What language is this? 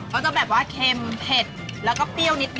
Thai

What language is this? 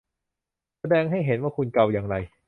Thai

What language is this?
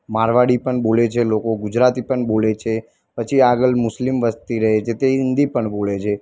Gujarati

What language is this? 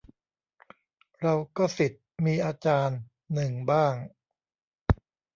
Thai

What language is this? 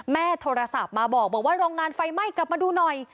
Thai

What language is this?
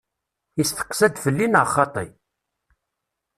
Kabyle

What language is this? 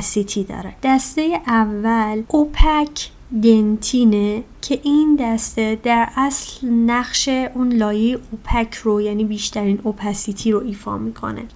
Persian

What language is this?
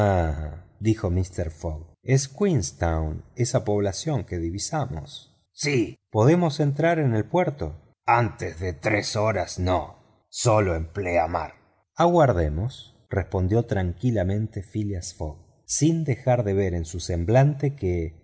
Spanish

